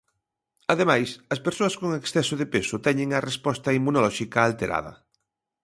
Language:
Galician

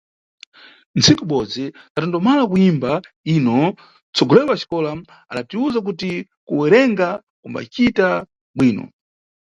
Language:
Nyungwe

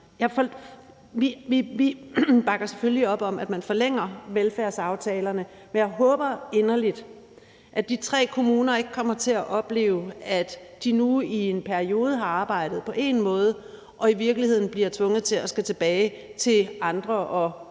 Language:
Danish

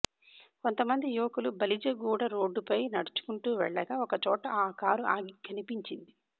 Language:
Telugu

